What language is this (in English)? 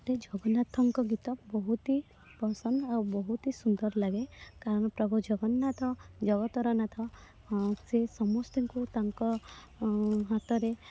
Odia